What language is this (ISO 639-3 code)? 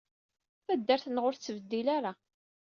kab